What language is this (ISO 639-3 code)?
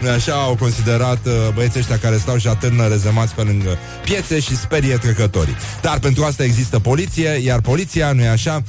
ron